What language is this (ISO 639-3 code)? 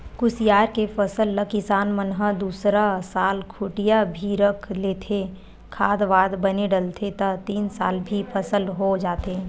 hne